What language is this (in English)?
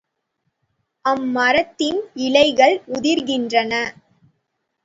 Tamil